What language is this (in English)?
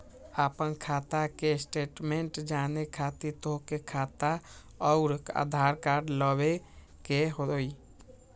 Magahi